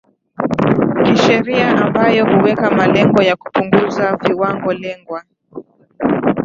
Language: Swahili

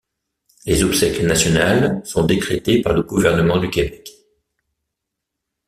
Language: French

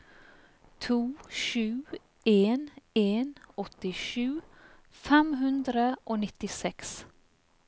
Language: Norwegian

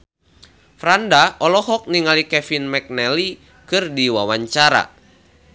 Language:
Sundanese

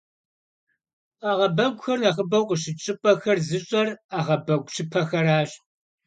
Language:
Kabardian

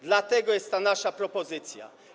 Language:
Polish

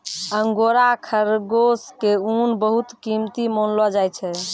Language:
Maithili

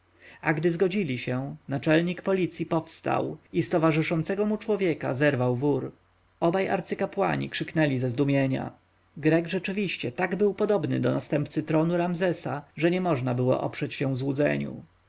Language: Polish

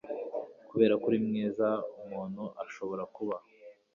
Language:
Kinyarwanda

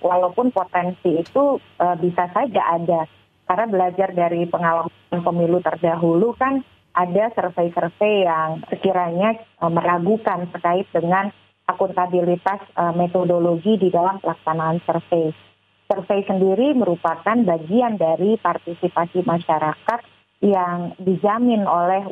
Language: Indonesian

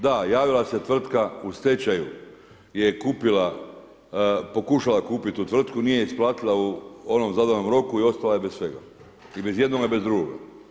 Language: Croatian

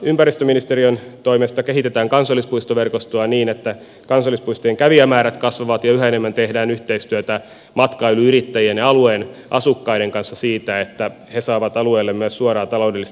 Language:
Finnish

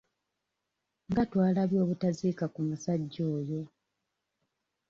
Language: Ganda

